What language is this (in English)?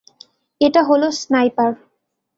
Bangla